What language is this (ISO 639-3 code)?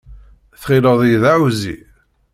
kab